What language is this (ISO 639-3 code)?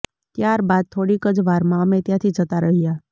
guj